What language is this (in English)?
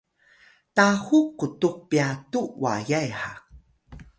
Atayal